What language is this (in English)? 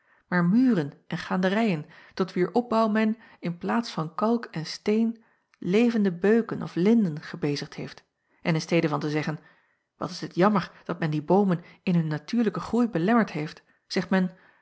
Dutch